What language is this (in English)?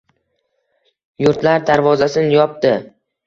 Uzbek